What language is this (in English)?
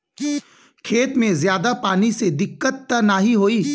Bhojpuri